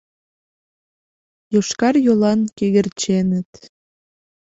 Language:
Mari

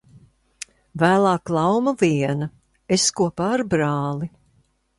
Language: Latvian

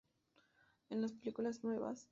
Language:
Spanish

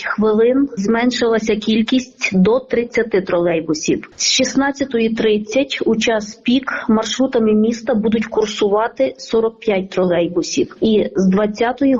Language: Ukrainian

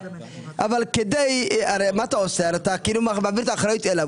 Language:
Hebrew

